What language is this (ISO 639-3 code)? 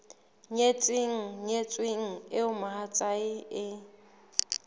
sot